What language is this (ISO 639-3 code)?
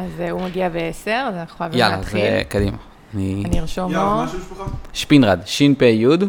heb